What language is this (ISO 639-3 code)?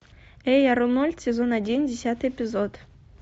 rus